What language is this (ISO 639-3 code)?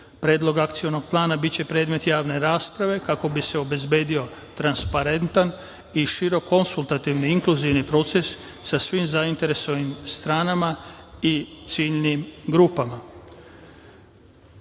srp